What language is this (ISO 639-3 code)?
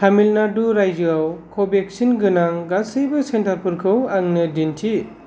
brx